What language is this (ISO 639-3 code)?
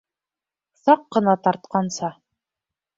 bak